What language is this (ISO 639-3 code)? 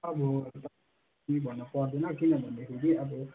nep